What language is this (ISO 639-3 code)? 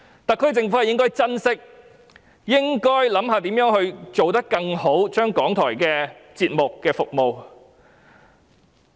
yue